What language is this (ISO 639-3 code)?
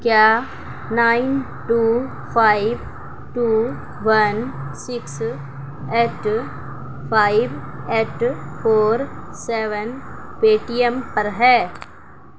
urd